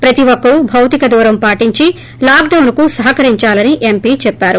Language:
Telugu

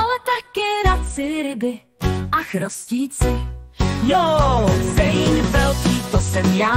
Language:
Czech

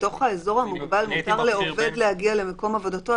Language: Hebrew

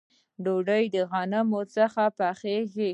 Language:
Pashto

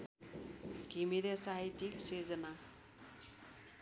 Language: Nepali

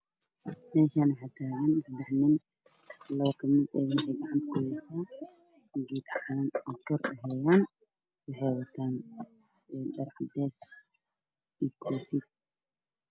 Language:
Somali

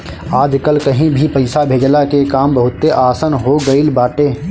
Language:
Bhojpuri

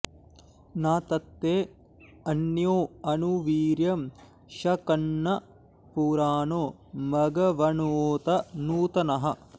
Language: Sanskrit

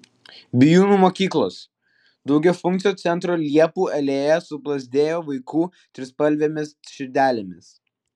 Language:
Lithuanian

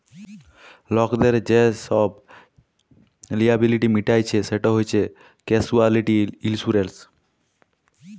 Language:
Bangla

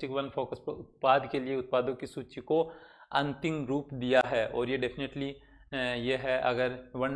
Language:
Hindi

